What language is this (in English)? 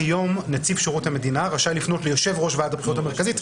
Hebrew